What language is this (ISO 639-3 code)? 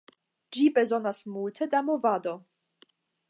epo